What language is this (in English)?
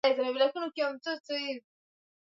Swahili